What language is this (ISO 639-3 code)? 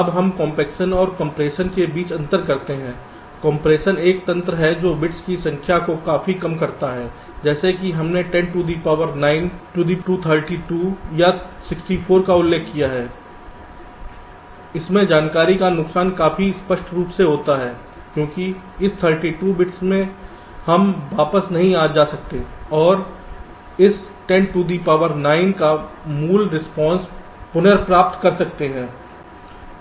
hin